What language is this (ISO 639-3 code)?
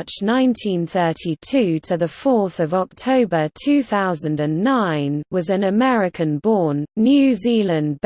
eng